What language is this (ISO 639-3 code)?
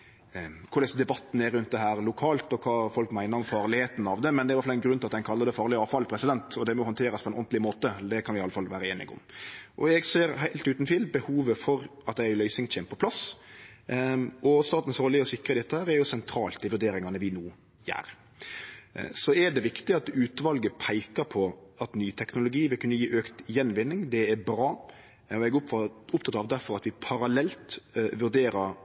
nno